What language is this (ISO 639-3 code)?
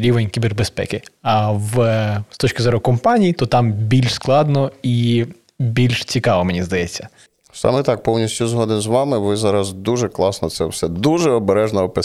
ukr